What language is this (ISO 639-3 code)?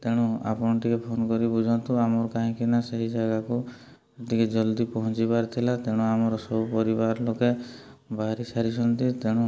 ori